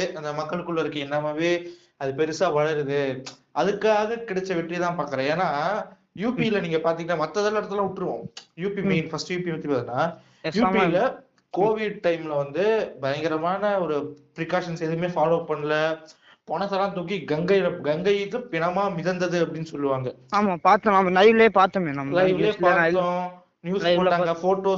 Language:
Tamil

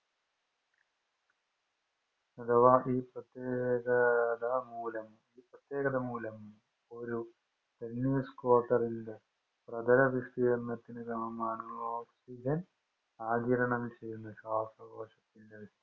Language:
Malayalam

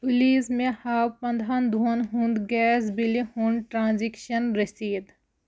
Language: Kashmiri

